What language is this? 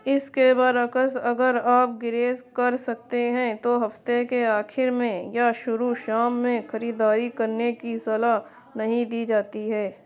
Urdu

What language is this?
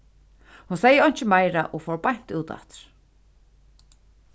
Faroese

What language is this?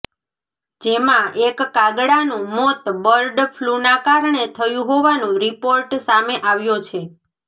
Gujarati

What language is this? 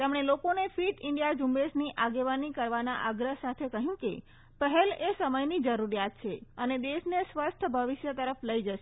Gujarati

